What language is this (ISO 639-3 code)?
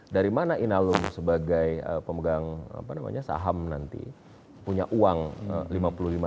ind